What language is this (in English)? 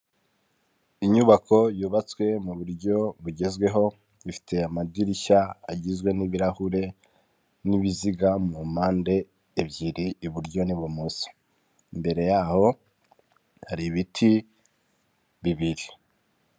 Kinyarwanda